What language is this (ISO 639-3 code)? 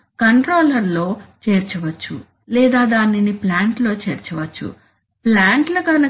tel